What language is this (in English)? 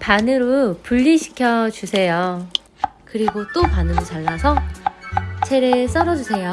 Korean